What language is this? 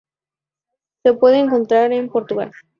Spanish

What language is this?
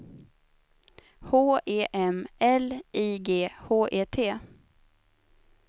Swedish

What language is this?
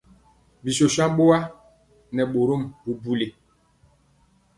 Mpiemo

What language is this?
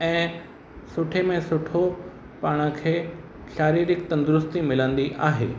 Sindhi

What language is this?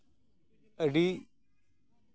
Santali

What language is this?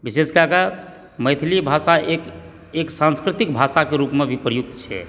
Maithili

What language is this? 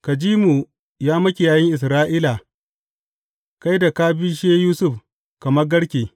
Hausa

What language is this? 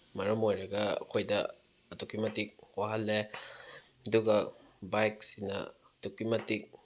Manipuri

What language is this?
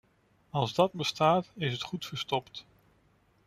Dutch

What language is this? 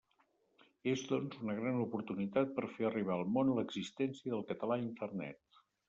Catalan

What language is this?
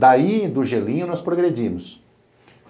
Portuguese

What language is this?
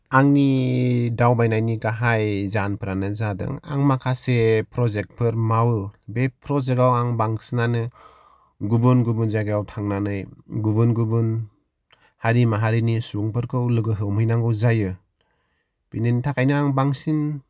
Bodo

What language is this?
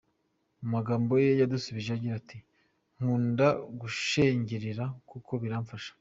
Kinyarwanda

